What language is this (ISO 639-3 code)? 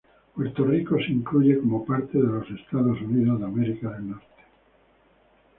spa